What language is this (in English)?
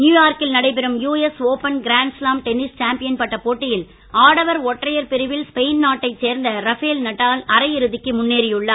Tamil